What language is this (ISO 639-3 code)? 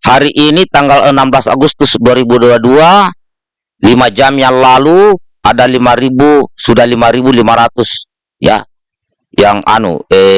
ind